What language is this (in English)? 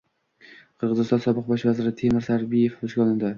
Uzbek